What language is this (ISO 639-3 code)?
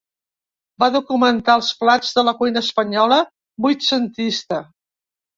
cat